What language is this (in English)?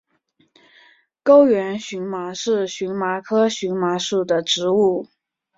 Chinese